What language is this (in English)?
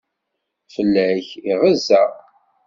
Kabyle